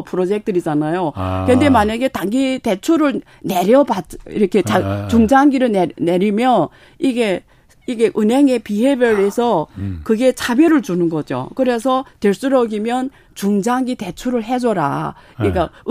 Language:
Korean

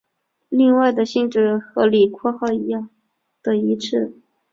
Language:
Chinese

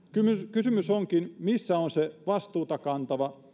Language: Finnish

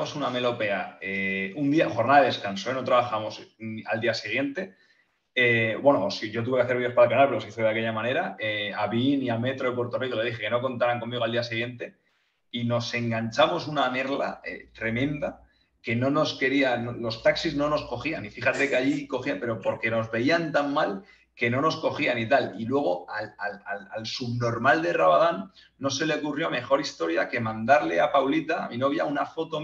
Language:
Spanish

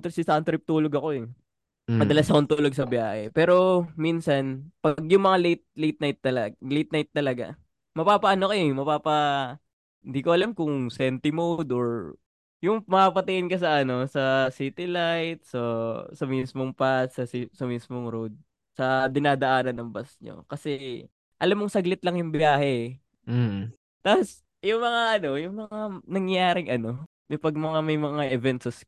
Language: Filipino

